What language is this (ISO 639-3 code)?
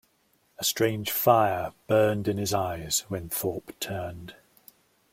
eng